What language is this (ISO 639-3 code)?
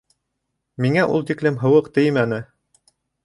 bak